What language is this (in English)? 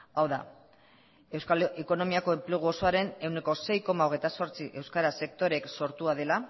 Basque